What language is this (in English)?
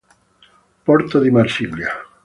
Italian